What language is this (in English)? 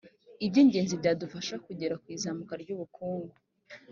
Kinyarwanda